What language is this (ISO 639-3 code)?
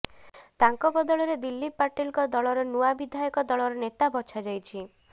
ori